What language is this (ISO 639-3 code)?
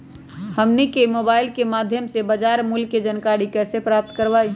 mag